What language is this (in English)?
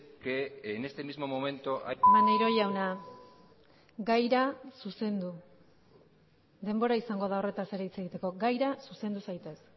Basque